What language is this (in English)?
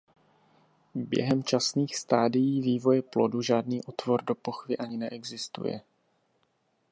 Czech